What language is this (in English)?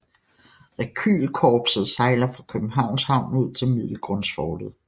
Danish